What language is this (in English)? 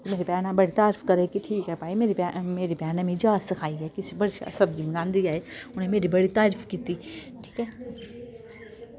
Dogri